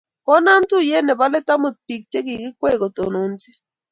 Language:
Kalenjin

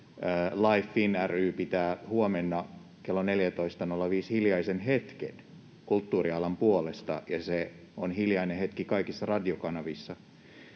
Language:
Finnish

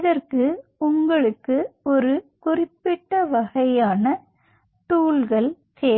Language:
Tamil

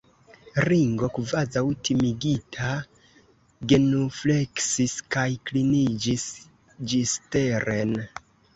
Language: Esperanto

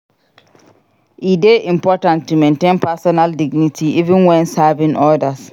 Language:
Nigerian Pidgin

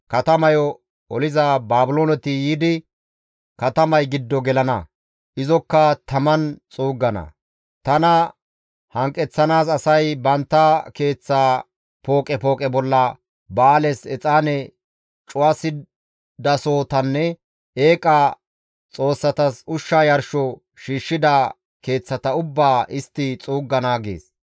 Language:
Gamo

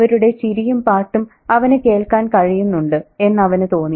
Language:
Malayalam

